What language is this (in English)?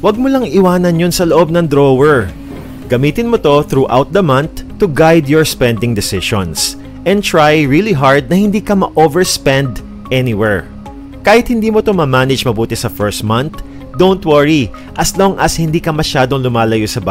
Filipino